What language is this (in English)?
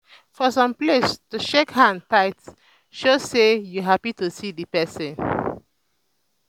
Nigerian Pidgin